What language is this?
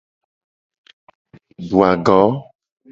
Gen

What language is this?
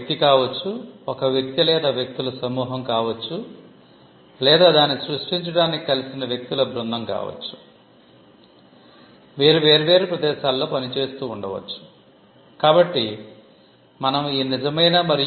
Telugu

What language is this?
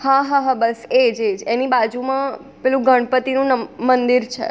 Gujarati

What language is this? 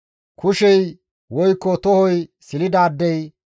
Gamo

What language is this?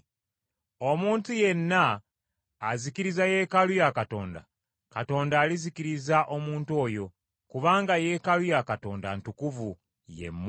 Ganda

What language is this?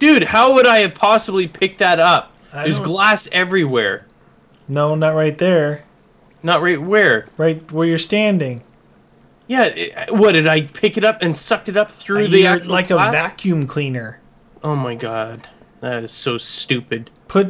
English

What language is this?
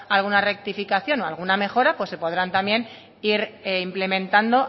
Spanish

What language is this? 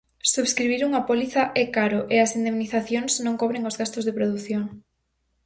Galician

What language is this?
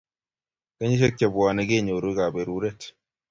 Kalenjin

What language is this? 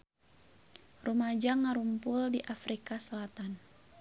Sundanese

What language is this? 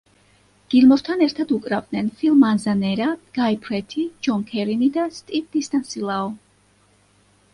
Georgian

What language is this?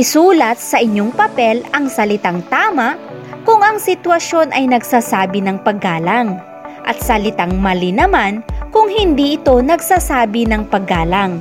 Filipino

